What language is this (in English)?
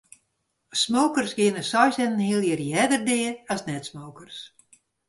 Western Frisian